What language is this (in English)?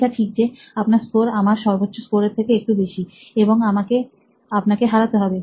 Bangla